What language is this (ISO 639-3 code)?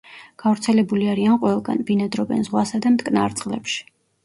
kat